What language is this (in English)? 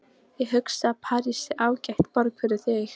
Icelandic